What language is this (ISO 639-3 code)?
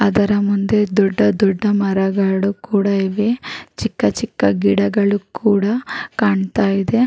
kan